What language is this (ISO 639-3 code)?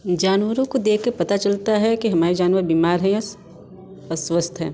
hin